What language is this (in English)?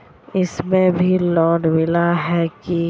Magahi